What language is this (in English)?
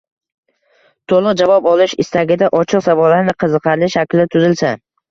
Uzbek